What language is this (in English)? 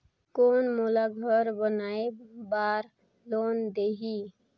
Chhattisgarhi